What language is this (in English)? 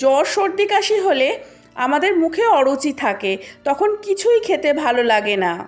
Bangla